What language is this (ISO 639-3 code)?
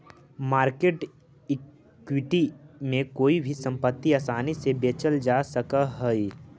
mag